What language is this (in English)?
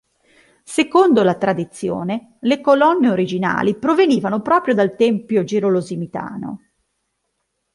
Italian